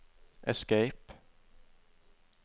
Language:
Norwegian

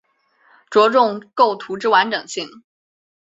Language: Chinese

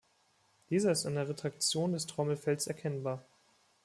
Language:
German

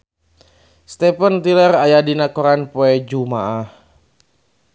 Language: Sundanese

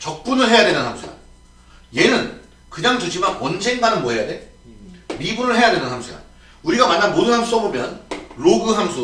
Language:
Korean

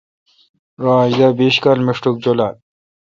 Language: Kalkoti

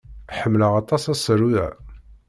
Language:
Kabyle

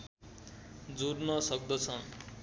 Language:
Nepali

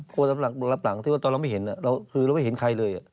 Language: Thai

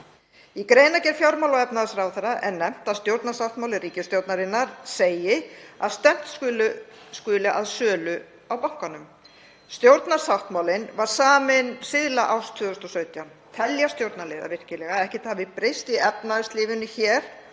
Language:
Icelandic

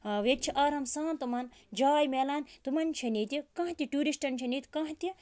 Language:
Kashmiri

